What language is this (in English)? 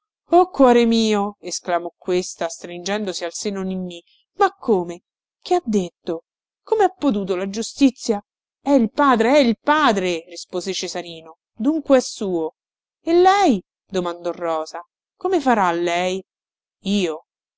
Italian